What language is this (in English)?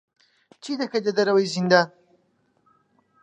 Central Kurdish